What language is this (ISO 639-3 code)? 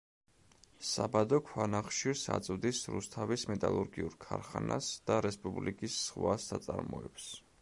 kat